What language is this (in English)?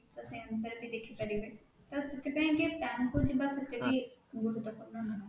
Odia